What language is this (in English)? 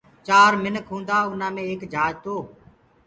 Gurgula